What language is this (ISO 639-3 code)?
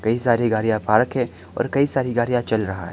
hin